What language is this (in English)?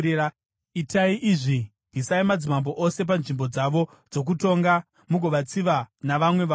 Shona